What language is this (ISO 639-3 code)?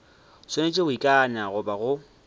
nso